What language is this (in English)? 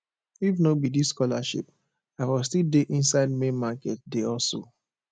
Nigerian Pidgin